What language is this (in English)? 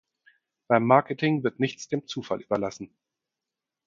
German